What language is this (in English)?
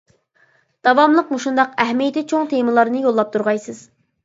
Uyghur